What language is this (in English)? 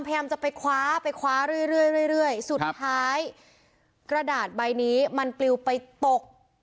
Thai